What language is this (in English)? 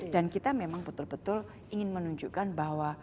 Indonesian